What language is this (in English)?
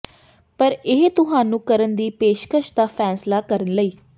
Punjabi